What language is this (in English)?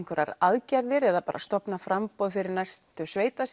Icelandic